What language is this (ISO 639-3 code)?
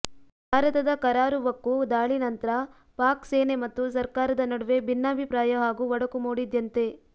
kan